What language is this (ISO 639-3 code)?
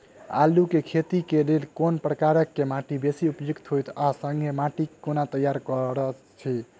mai